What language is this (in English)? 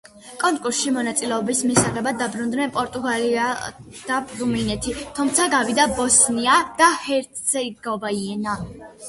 Georgian